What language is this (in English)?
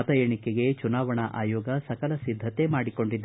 Kannada